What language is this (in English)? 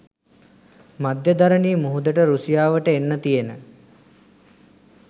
Sinhala